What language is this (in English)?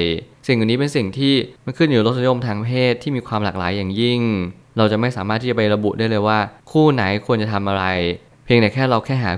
Thai